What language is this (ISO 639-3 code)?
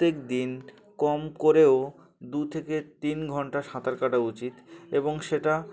ben